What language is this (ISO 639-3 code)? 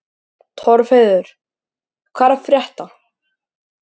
isl